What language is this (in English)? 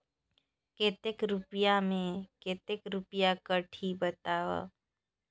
Chhattisgarhi